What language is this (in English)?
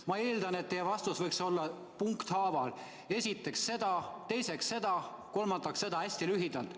Estonian